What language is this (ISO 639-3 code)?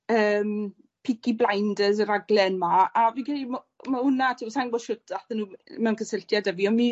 cym